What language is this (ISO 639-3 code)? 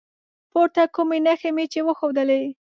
pus